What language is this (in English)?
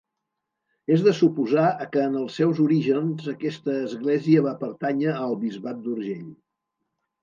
Catalan